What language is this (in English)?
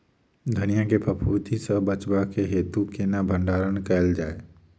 Maithili